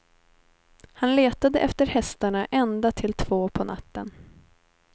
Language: Swedish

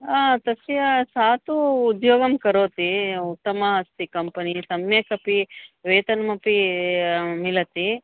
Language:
Sanskrit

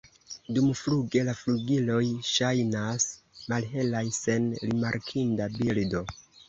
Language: Esperanto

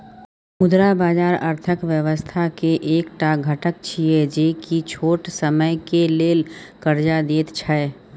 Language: Maithili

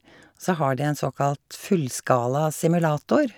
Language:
Norwegian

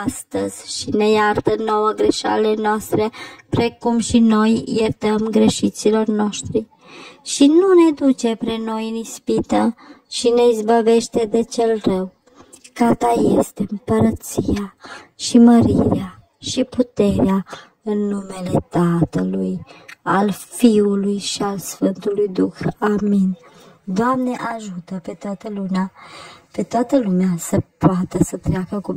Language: Romanian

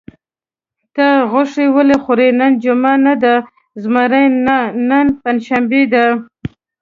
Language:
Pashto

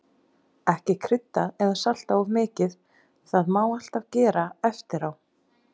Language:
Icelandic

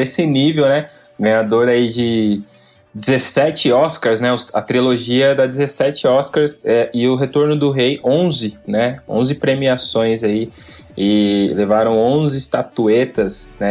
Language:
Portuguese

